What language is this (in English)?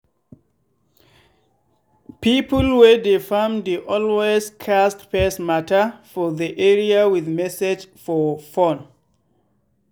Nigerian Pidgin